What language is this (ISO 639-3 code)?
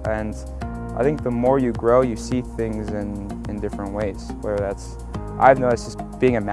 eng